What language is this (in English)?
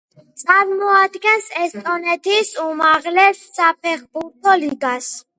Georgian